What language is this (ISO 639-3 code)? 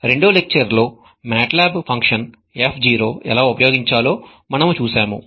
tel